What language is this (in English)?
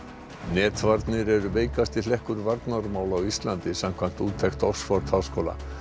Icelandic